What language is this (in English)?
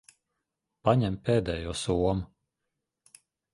Latvian